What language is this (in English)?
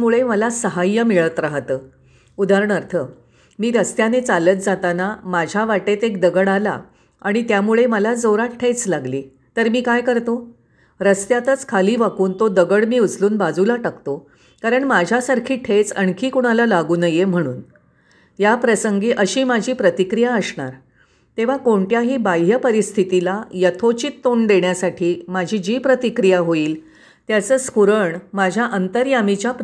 Marathi